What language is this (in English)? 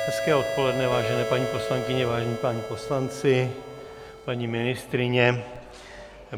Czech